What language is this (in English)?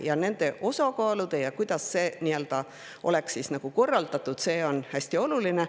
Estonian